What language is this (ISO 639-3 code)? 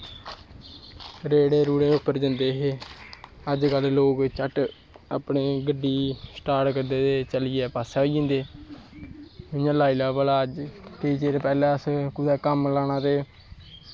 doi